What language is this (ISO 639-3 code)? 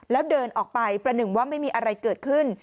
tha